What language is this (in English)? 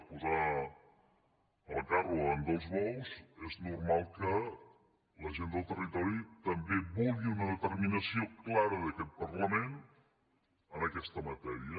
Catalan